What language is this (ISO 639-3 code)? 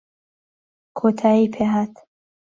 ckb